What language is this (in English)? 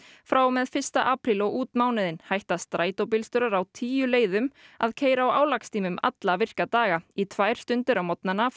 Icelandic